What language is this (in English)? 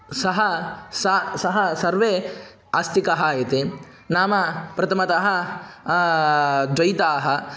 Sanskrit